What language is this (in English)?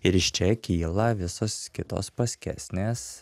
Lithuanian